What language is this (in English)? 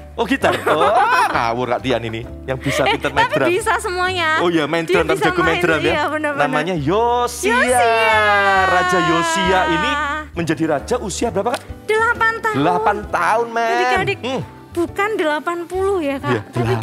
Indonesian